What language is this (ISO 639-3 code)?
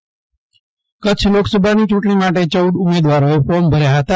guj